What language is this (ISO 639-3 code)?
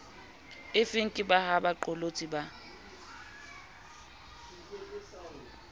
sot